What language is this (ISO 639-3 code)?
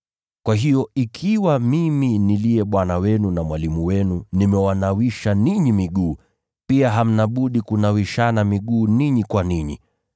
swa